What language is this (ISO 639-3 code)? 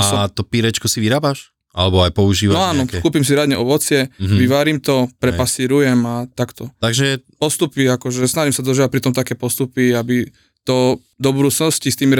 slk